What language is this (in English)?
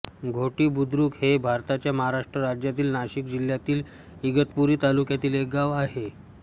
Marathi